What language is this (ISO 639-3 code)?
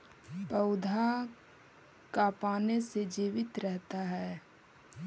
mag